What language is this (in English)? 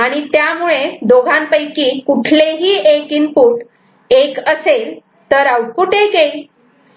Marathi